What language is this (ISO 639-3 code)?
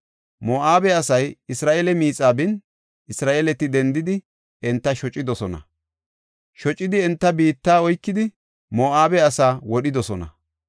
gof